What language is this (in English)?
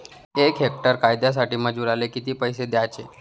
Marathi